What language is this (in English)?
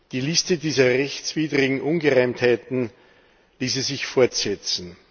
German